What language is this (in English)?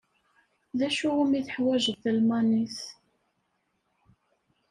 Kabyle